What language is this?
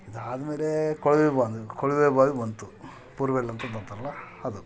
Kannada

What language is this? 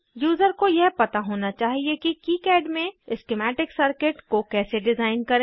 Hindi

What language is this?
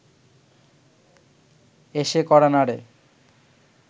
Bangla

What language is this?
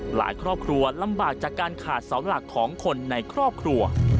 Thai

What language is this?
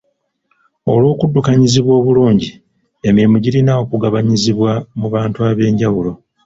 Ganda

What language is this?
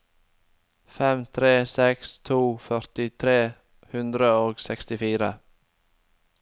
Norwegian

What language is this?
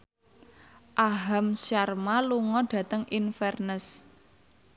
Javanese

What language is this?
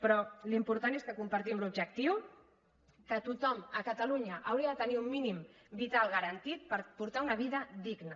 Catalan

